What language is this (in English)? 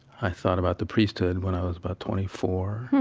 English